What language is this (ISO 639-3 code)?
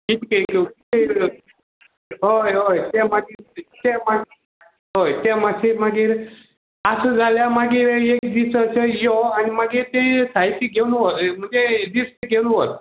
kok